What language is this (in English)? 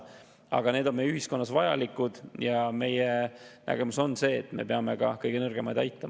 Estonian